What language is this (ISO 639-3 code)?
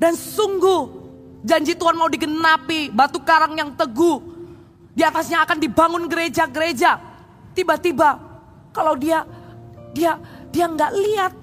ind